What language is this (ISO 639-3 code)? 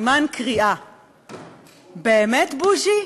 heb